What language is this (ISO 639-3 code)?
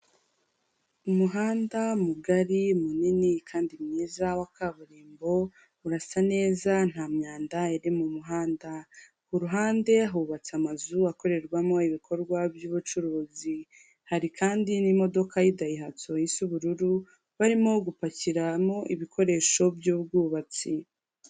kin